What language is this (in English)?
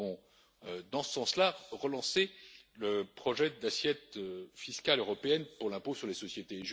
French